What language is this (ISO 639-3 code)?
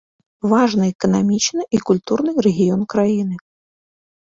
bel